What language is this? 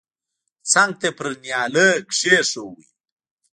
Pashto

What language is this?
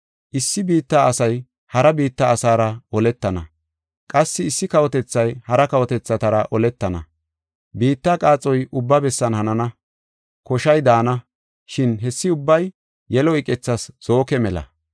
Gofa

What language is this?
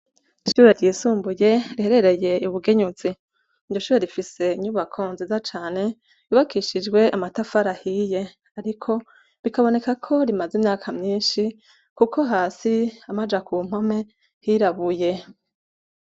Rundi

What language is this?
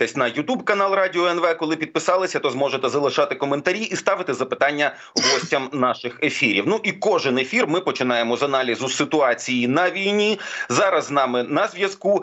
Ukrainian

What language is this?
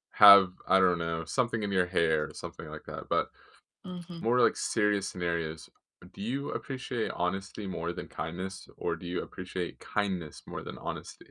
English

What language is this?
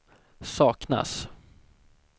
Swedish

